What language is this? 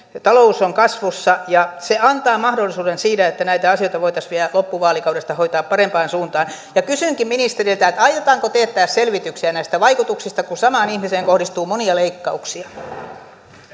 Finnish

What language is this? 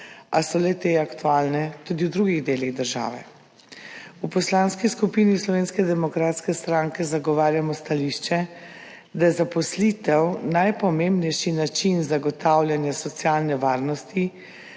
Slovenian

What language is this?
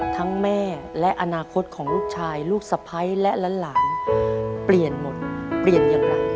Thai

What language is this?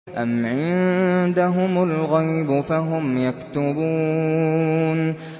Arabic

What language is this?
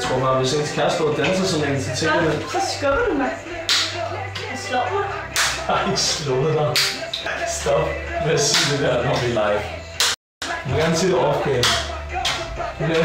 Danish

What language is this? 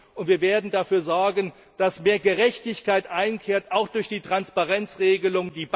German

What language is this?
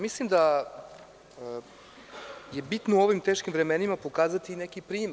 Serbian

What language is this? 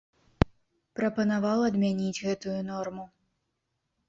Belarusian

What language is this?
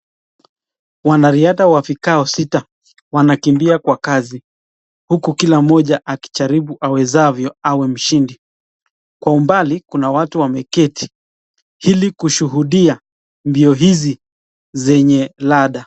Swahili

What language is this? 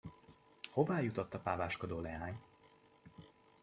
Hungarian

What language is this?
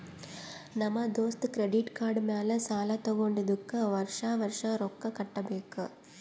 Kannada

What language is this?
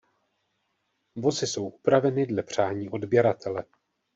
Czech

